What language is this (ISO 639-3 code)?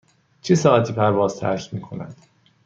fas